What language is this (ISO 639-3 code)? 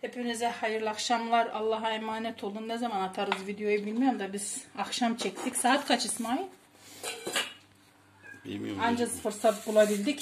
tur